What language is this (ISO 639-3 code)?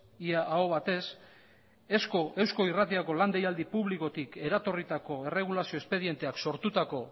eus